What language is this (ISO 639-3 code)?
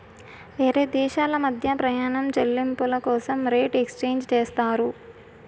tel